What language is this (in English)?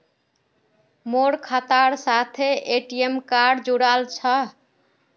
Magahi